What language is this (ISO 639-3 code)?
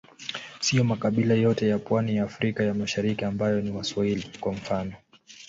swa